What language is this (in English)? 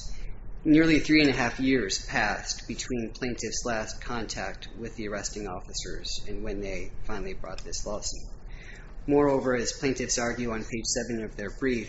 English